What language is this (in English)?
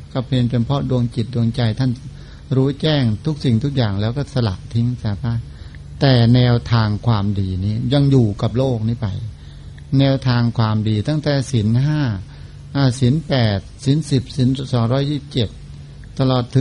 Thai